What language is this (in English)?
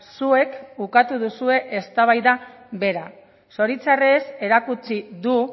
Basque